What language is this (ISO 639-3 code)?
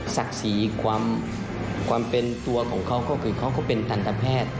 tha